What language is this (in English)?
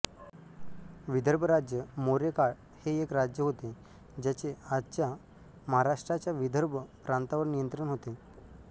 Marathi